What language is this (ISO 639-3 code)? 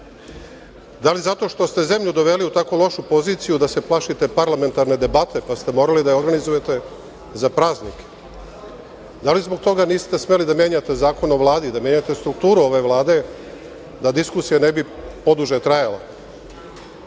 srp